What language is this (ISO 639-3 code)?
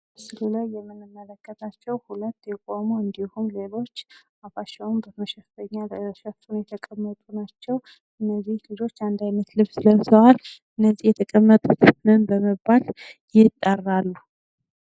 amh